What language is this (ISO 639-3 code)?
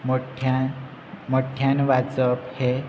kok